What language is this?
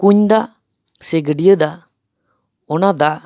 Santali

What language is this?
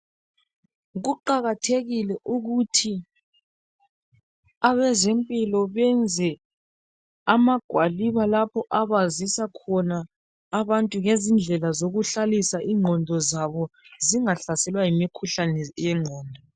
North Ndebele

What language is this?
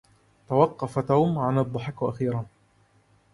Arabic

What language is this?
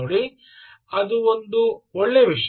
Kannada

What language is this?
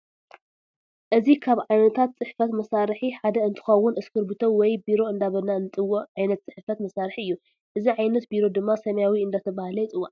Tigrinya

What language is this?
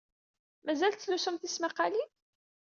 Kabyle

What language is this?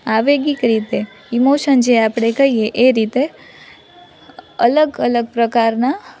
Gujarati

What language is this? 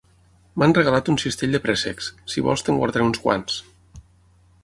Catalan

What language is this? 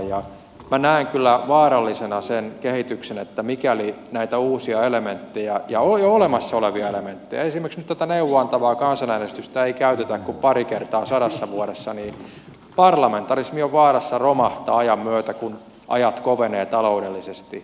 Finnish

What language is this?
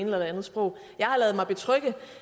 Danish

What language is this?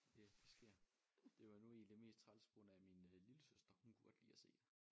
Danish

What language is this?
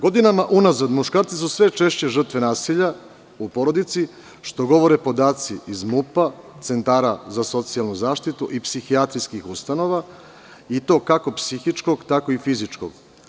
Serbian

